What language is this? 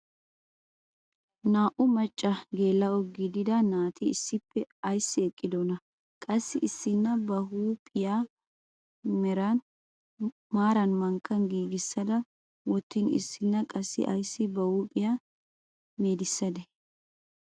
Wolaytta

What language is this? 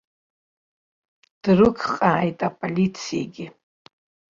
Abkhazian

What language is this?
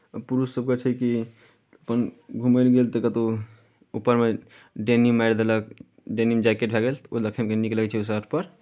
Maithili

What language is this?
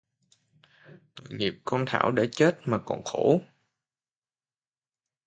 Vietnamese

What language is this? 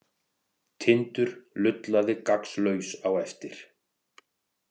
Icelandic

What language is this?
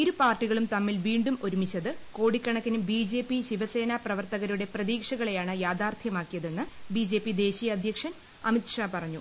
Malayalam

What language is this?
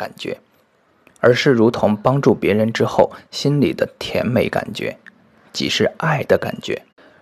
Chinese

